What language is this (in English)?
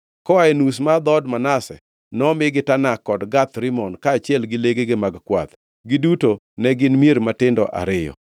Luo (Kenya and Tanzania)